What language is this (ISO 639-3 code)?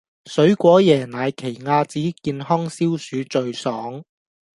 yue